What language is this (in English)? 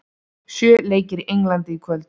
Icelandic